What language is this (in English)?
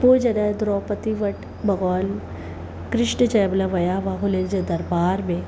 Sindhi